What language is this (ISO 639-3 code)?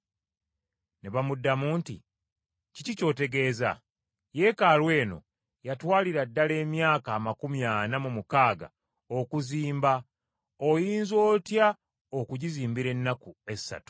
lug